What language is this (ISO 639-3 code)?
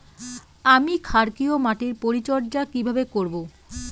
ben